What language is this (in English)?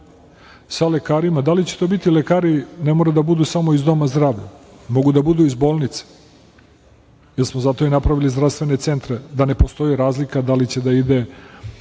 Serbian